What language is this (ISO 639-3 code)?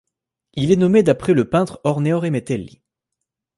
fra